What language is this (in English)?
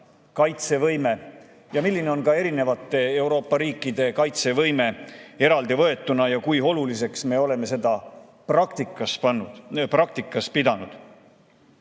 Estonian